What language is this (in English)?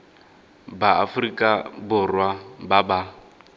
Tswana